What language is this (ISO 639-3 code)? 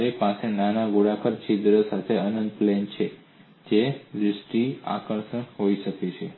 guj